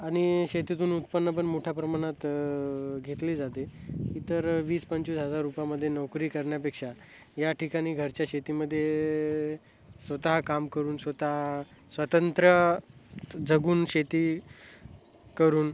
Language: Marathi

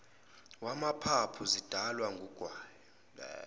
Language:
Zulu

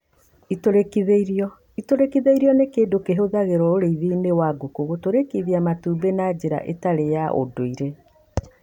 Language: Kikuyu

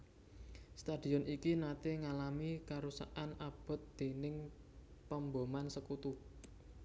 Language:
Javanese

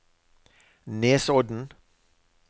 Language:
Norwegian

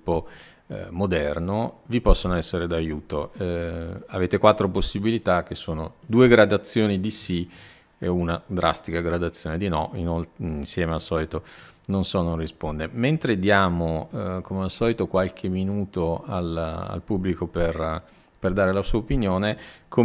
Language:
Italian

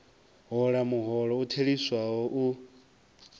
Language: Venda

